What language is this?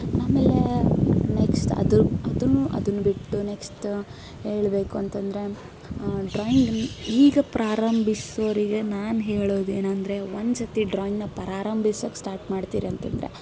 Kannada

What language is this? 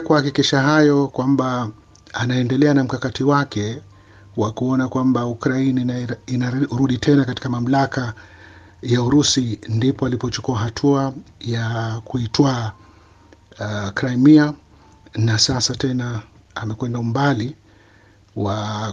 Swahili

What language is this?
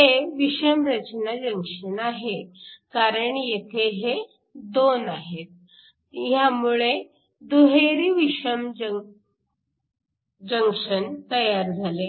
Marathi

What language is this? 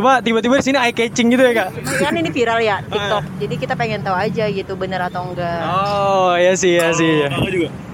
Indonesian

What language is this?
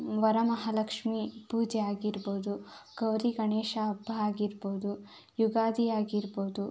Kannada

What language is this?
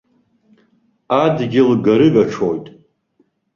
Abkhazian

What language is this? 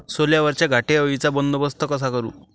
Marathi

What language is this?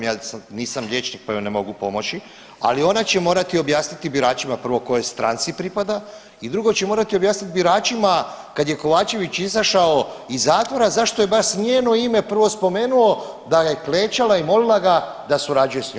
Croatian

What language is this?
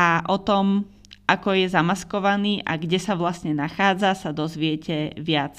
Slovak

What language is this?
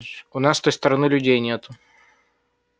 Russian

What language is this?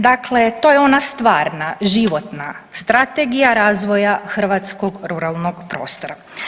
Croatian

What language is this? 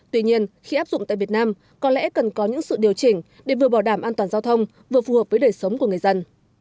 Vietnamese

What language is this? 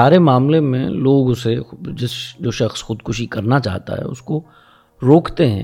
Urdu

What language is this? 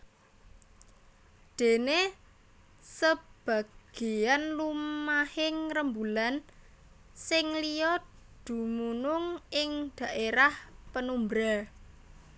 Javanese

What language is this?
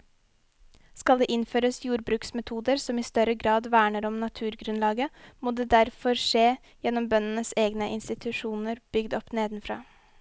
Norwegian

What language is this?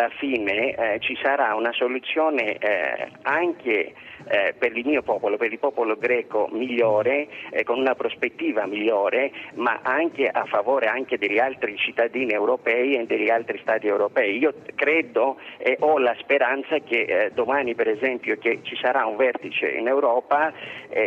Italian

